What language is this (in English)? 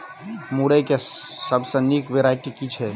Maithili